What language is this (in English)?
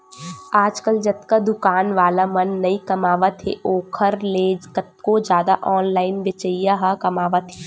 Chhattisgarhi